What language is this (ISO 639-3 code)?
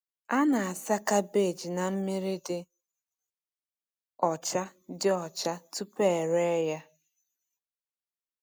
ibo